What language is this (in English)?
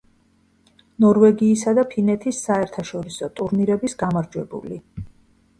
Georgian